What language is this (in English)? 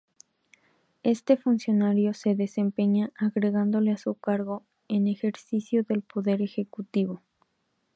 Spanish